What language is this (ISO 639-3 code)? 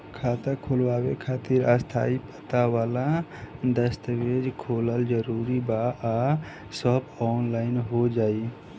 bho